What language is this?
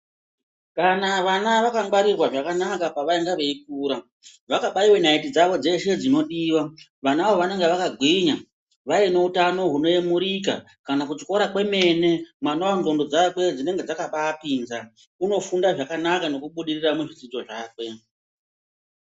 Ndau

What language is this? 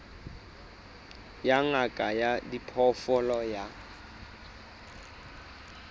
Southern Sotho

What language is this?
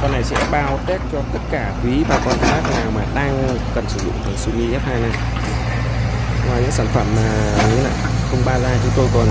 Vietnamese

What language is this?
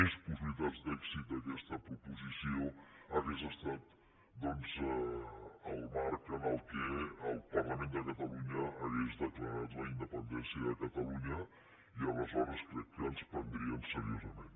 Catalan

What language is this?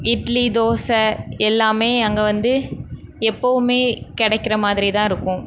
Tamil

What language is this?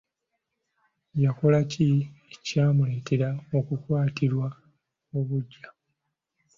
Ganda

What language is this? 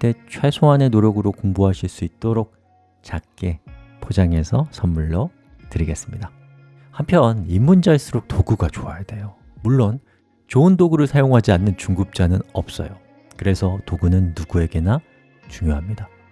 Korean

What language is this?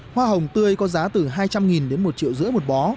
Vietnamese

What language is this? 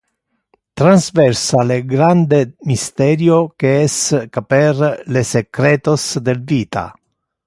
Interlingua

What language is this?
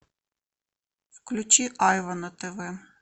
Russian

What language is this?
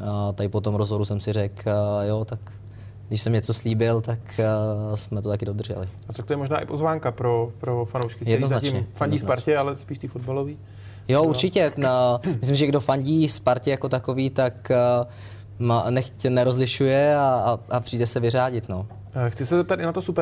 Czech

